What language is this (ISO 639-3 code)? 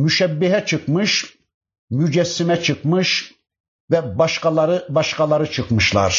tur